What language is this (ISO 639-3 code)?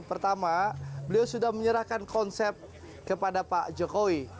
ind